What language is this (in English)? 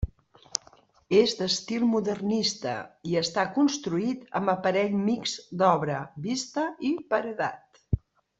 Catalan